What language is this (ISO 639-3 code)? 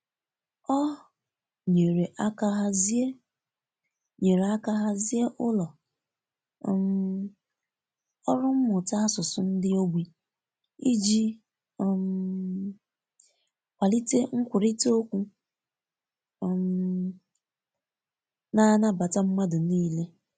ibo